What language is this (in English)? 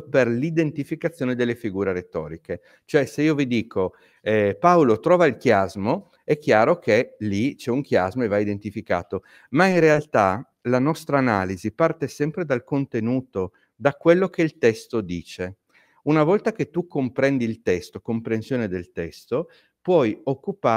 Italian